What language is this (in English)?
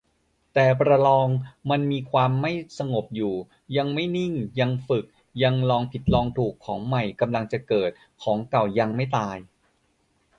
Thai